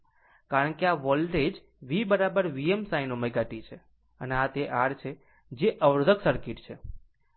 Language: Gujarati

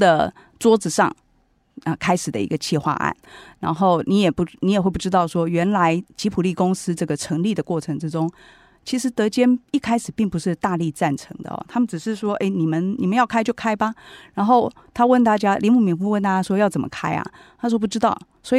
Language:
Chinese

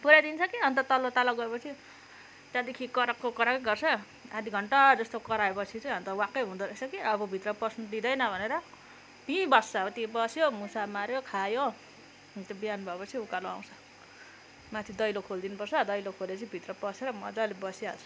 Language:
Nepali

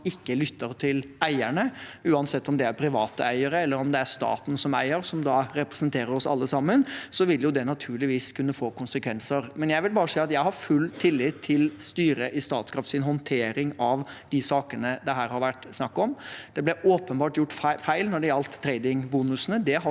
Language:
Norwegian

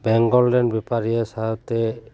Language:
Santali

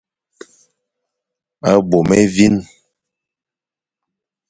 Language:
Fang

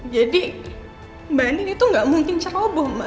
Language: Indonesian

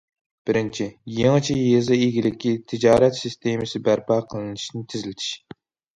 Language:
Uyghur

